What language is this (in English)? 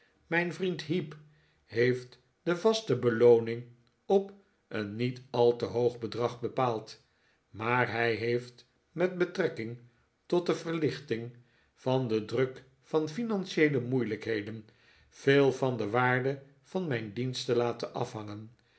Dutch